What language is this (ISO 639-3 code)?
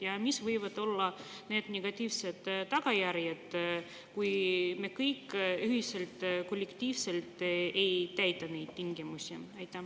est